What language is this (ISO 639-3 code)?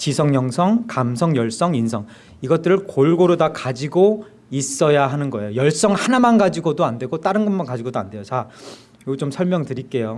kor